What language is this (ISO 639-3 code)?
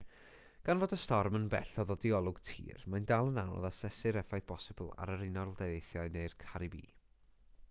cym